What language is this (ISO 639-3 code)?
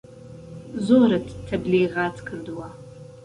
ckb